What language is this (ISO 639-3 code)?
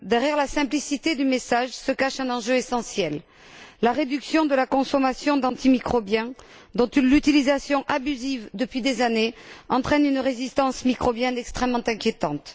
fra